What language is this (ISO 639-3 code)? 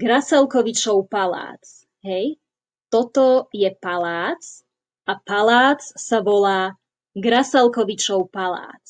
slk